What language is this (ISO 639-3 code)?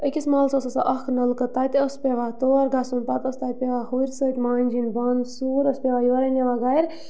kas